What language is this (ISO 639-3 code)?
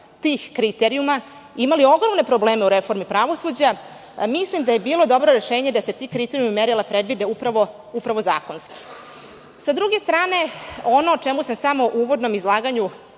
srp